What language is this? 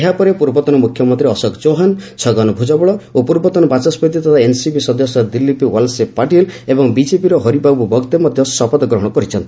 Odia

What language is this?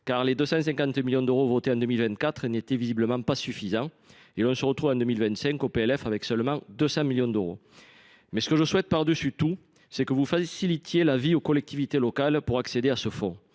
French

